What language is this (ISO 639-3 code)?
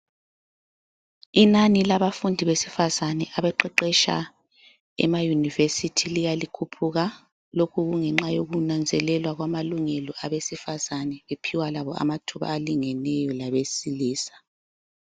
nde